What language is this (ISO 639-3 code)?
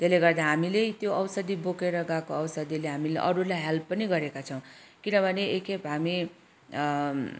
nep